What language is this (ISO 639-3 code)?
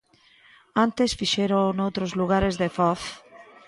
glg